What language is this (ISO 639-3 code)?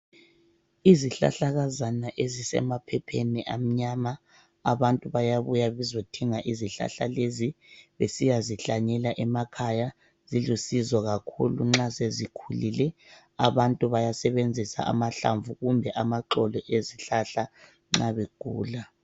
nde